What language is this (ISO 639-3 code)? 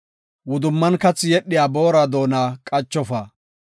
gof